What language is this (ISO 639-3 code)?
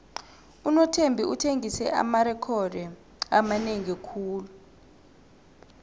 nbl